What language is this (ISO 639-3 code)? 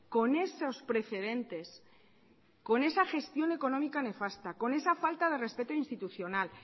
spa